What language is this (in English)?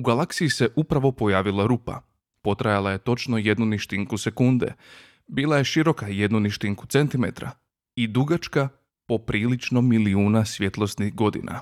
Croatian